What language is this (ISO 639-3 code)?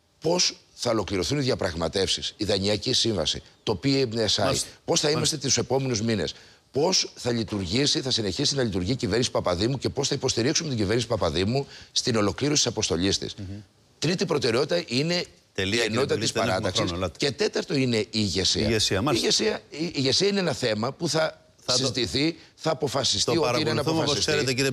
ell